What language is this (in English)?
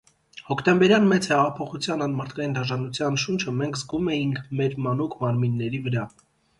Armenian